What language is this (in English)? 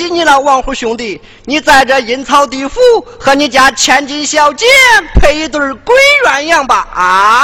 Chinese